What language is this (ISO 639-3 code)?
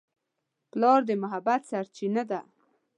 pus